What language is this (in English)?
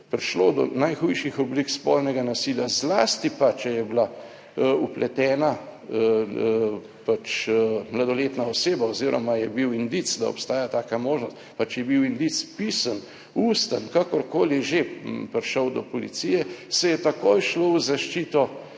Slovenian